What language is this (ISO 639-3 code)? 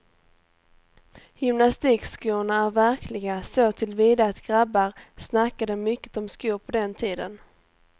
swe